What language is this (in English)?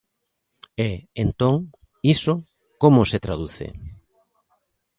Galician